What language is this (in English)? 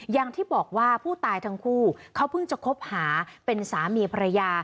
Thai